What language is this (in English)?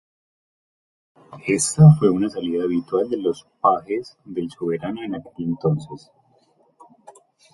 Spanish